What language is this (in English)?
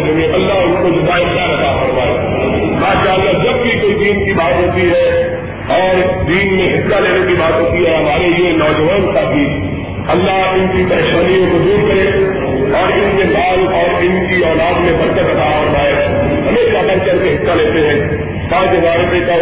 Urdu